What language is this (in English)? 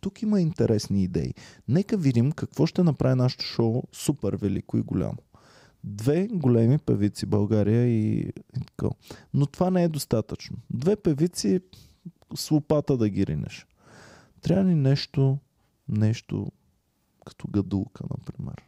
Bulgarian